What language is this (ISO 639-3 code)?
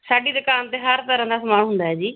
pan